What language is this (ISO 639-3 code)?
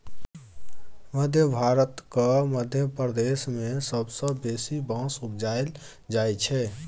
mai